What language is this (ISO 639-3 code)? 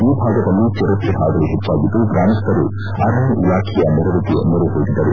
kan